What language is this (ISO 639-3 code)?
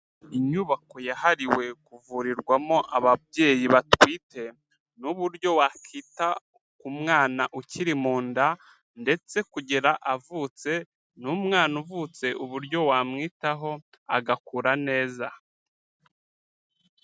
kin